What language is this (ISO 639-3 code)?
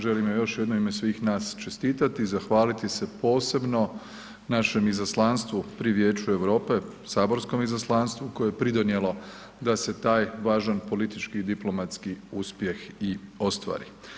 hrv